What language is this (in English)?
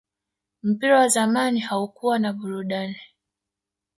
Swahili